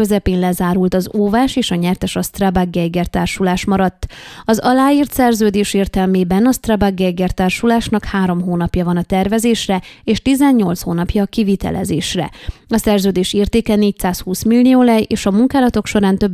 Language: Hungarian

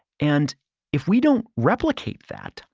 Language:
English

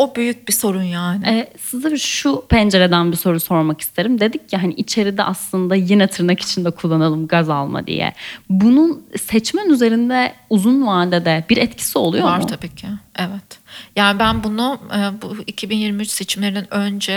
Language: Turkish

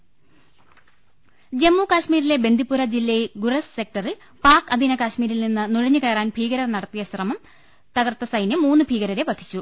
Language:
Malayalam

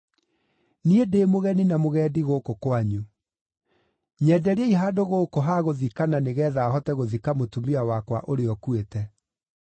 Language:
Kikuyu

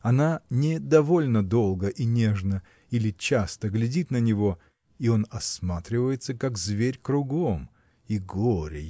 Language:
Russian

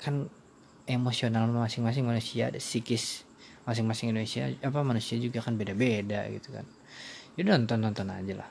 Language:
Indonesian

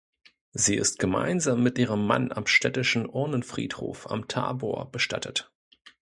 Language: German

